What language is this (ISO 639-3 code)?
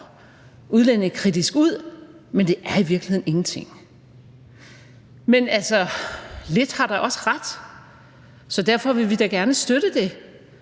dan